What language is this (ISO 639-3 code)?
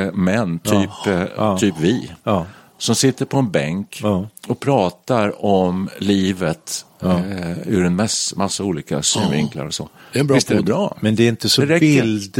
swe